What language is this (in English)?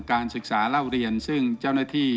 Thai